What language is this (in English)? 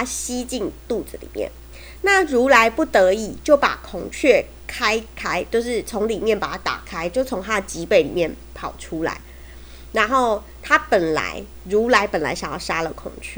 Chinese